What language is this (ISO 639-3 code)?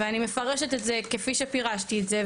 heb